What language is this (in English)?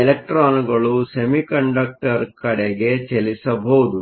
Kannada